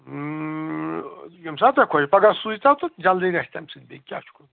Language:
Kashmiri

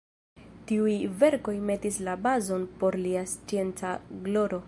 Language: Esperanto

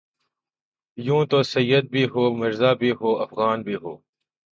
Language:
Urdu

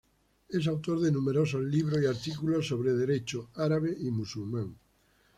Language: Spanish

